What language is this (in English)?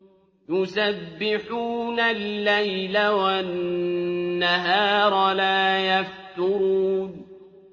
Arabic